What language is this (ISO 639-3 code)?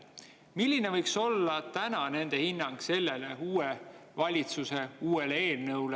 est